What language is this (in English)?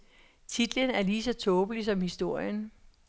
Danish